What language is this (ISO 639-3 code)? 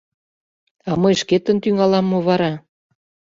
chm